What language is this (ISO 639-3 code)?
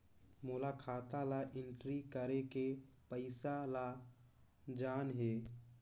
hne